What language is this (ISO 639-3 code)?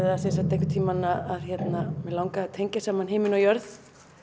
isl